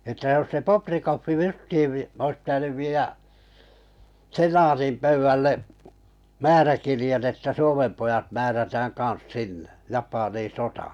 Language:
Finnish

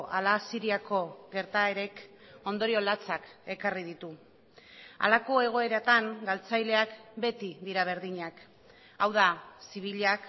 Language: Basque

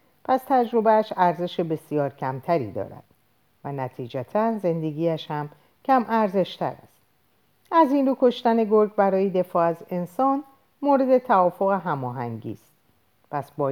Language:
Persian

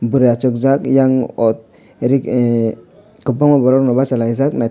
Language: Kok Borok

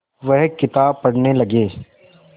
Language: Hindi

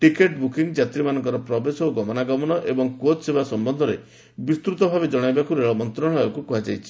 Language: Odia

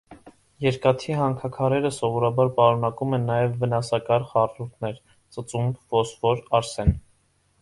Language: Armenian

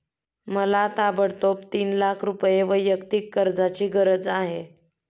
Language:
Marathi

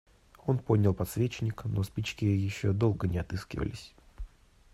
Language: Russian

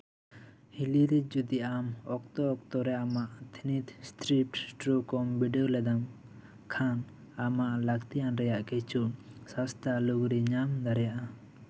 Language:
Santali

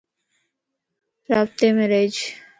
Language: Lasi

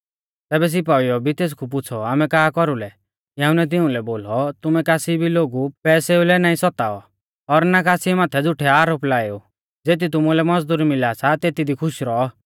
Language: Mahasu Pahari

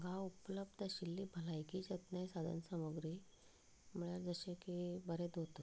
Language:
Konkani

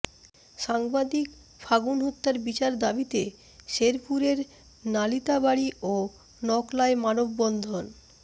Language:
Bangla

